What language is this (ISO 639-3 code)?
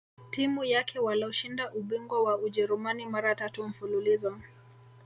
swa